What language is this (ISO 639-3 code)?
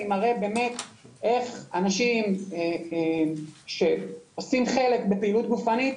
heb